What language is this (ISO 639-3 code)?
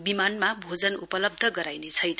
nep